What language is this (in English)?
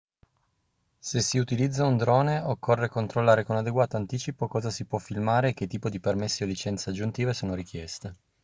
Italian